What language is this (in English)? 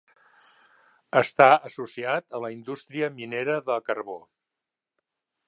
Catalan